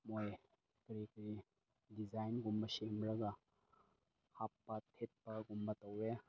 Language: Manipuri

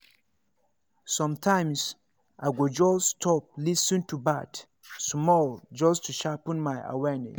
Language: Nigerian Pidgin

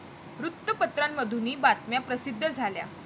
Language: Marathi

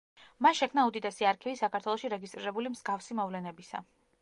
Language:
Georgian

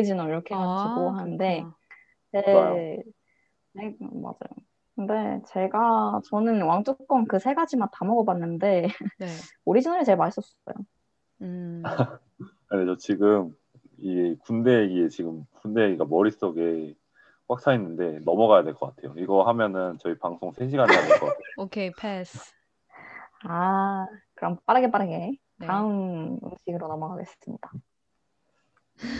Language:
Korean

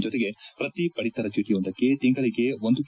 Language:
Kannada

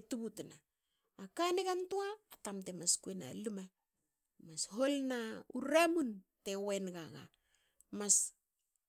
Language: Hakö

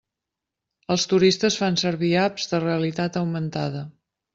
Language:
Catalan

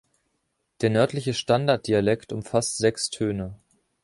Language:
German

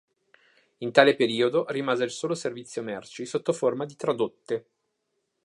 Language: Italian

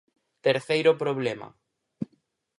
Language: Galician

